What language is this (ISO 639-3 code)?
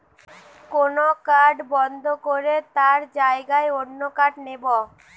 ben